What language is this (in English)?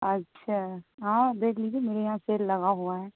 Urdu